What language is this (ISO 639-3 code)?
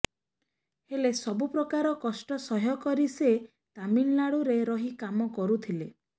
ori